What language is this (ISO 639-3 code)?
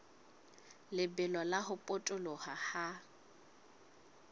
sot